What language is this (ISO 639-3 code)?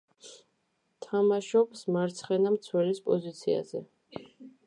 kat